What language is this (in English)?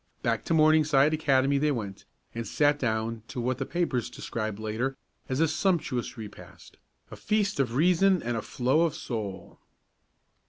English